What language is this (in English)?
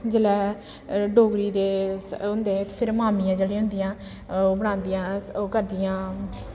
Dogri